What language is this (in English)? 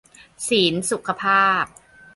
Thai